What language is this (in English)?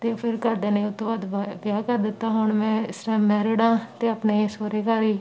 Punjabi